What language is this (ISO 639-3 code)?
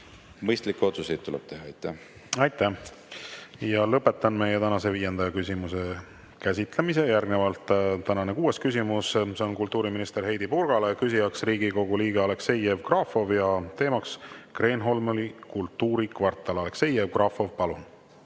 est